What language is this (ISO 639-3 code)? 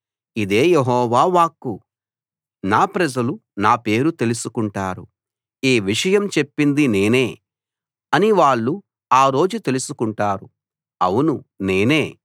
tel